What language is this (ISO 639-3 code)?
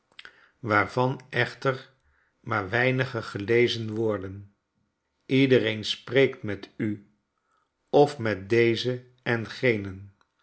nld